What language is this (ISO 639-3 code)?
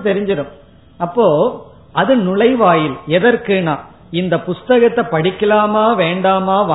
tam